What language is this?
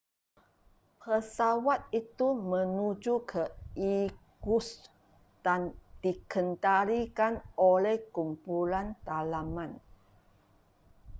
Malay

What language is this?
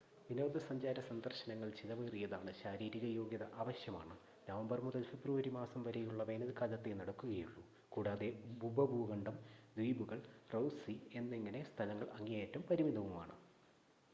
Malayalam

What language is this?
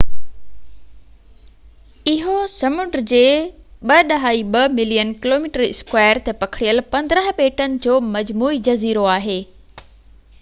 Sindhi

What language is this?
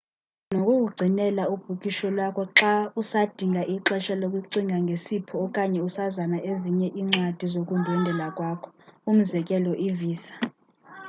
Xhosa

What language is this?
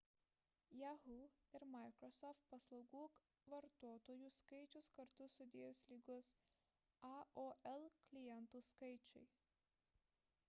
Lithuanian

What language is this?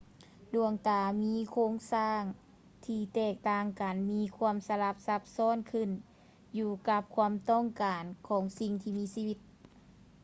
Lao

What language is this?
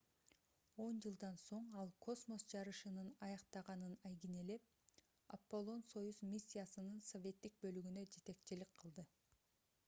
Kyrgyz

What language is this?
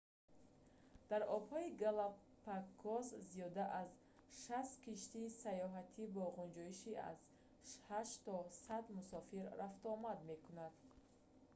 Tajik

